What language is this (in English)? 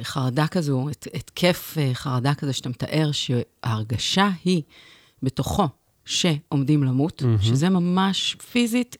Hebrew